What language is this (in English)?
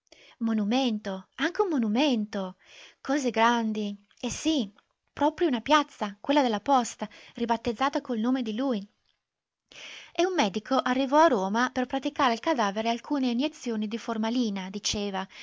Italian